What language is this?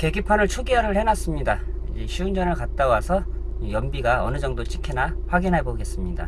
Korean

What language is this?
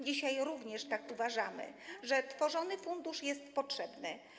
Polish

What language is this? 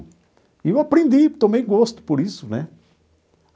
Portuguese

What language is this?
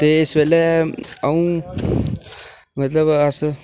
Dogri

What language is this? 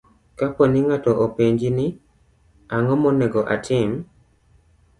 Luo (Kenya and Tanzania)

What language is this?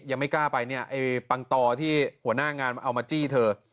Thai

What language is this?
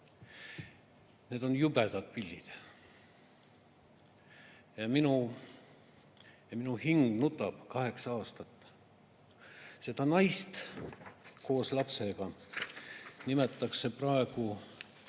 Estonian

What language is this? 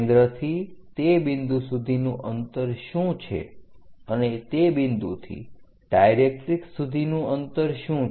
Gujarati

